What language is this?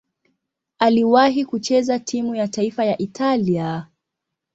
Swahili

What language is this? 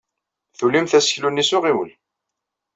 Kabyle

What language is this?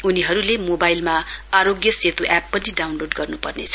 Nepali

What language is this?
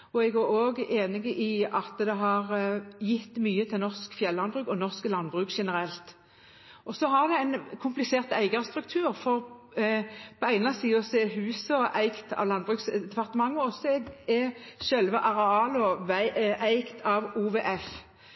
Norwegian Bokmål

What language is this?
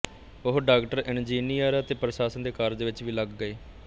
Punjabi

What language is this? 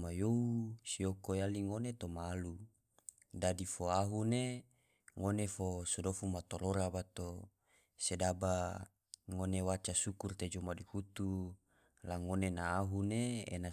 Tidore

